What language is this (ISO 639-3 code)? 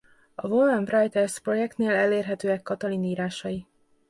hun